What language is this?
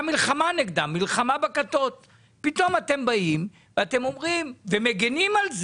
Hebrew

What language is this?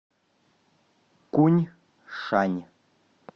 Russian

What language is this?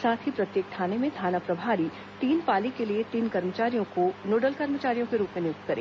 Hindi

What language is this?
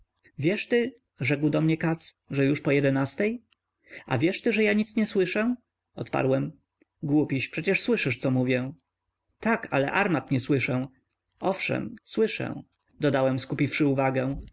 Polish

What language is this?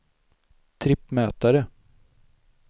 Swedish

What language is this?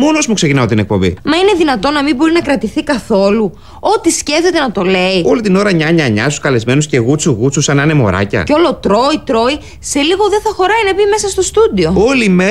Greek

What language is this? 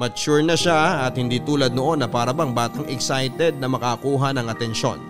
Filipino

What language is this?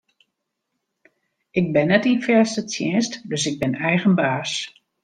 Western Frisian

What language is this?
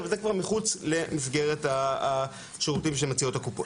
Hebrew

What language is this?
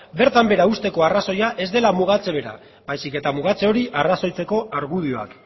Basque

